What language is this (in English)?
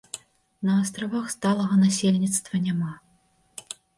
Belarusian